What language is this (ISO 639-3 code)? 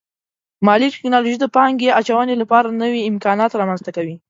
pus